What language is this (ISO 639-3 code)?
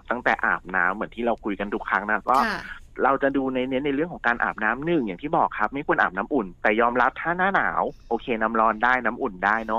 tha